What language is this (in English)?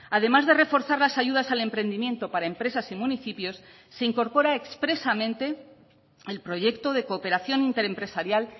Spanish